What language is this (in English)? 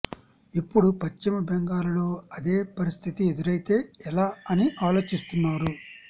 Telugu